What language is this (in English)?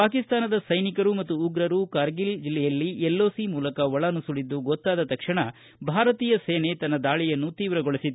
Kannada